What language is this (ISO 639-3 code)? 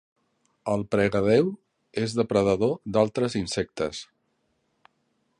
cat